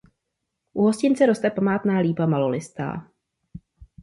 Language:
Czech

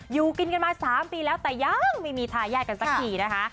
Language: Thai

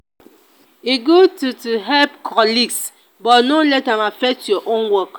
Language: Nigerian Pidgin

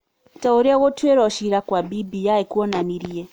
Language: Kikuyu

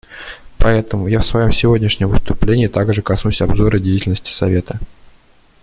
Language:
Russian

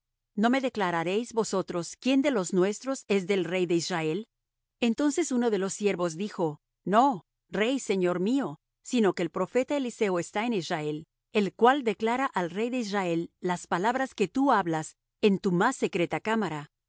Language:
Spanish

